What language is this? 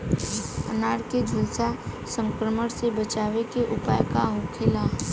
Bhojpuri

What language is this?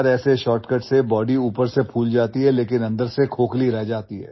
Hindi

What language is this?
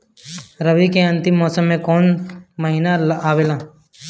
Bhojpuri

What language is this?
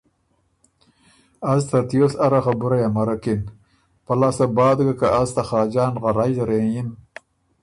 Ormuri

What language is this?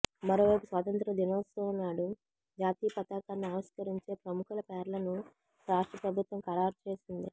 Telugu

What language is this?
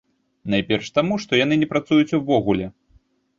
Belarusian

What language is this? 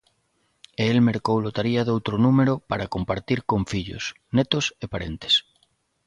Galician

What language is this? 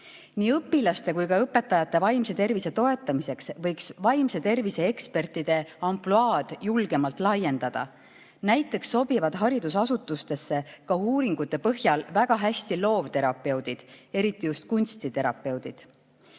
Estonian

